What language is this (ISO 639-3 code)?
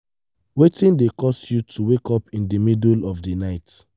pcm